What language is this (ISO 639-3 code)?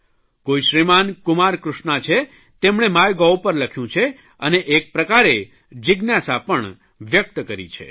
guj